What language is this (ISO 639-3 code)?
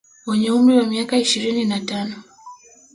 swa